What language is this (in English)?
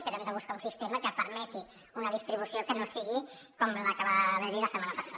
Catalan